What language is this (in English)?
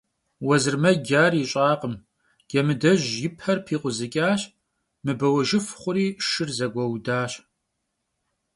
Kabardian